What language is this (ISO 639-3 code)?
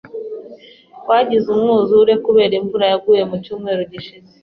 kin